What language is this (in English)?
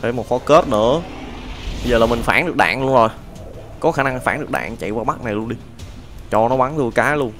Vietnamese